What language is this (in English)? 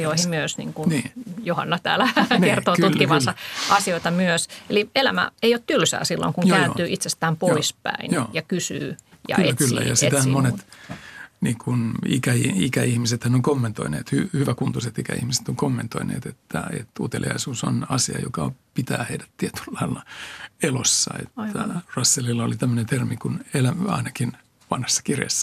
Finnish